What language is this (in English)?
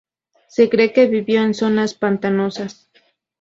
Spanish